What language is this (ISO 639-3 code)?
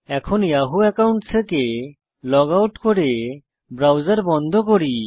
ben